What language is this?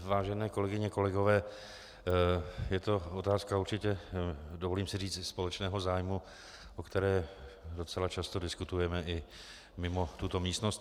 Czech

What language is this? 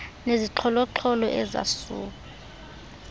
Xhosa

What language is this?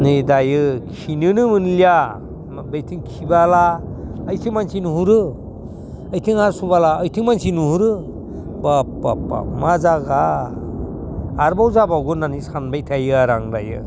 Bodo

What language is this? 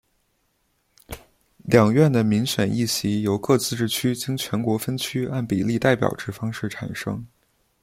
Chinese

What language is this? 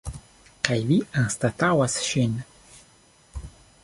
Esperanto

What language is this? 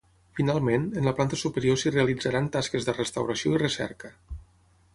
Catalan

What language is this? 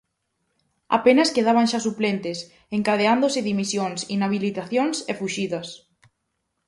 Galician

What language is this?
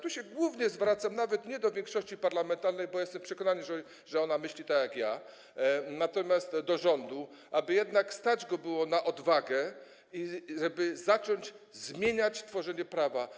Polish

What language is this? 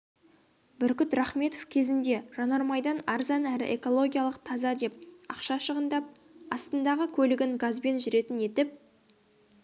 Kazakh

